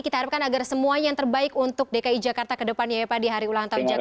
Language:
Indonesian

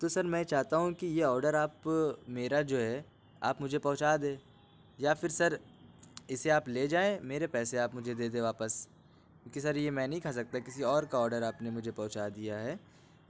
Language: Urdu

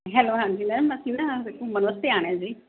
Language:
Punjabi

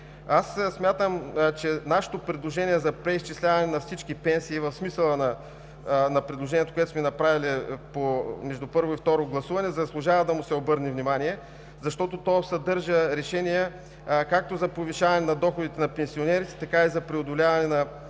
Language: Bulgarian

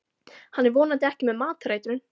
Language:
Icelandic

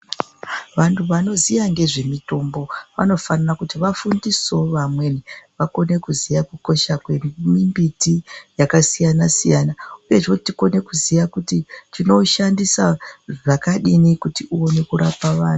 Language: Ndau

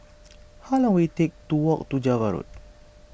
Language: English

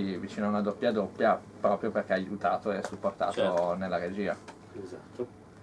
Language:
Italian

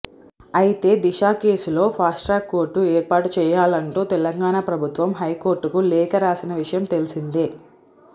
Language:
Telugu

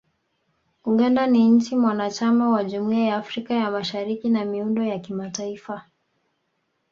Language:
Swahili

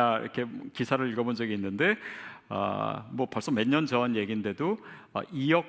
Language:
Korean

